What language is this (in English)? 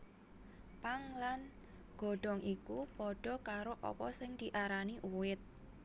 Javanese